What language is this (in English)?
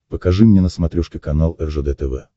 Russian